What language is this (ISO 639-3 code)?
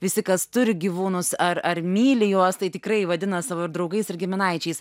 lit